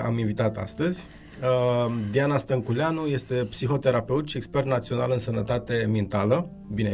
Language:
Romanian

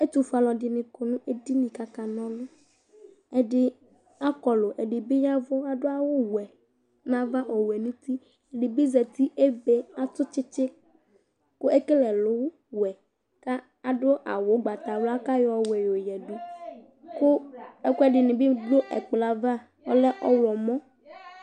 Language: Ikposo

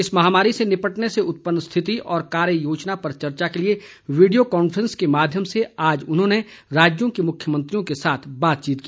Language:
Hindi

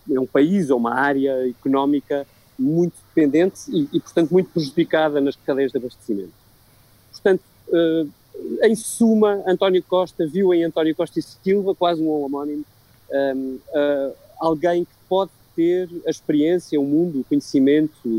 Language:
Portuguese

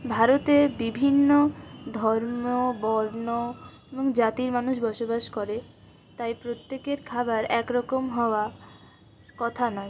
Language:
Bangla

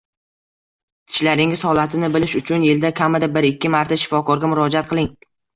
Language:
Uzbek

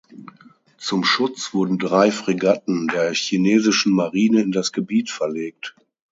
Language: German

